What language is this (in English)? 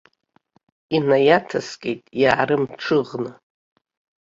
Abkhazian